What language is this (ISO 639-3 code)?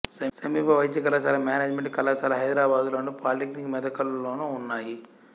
tel